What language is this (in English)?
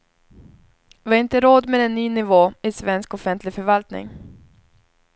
Swedish